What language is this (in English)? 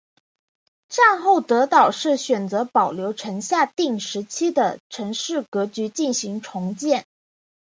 Chinese